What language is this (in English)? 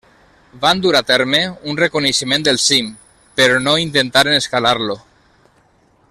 Catalan